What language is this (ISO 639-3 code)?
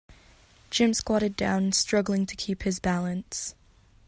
eng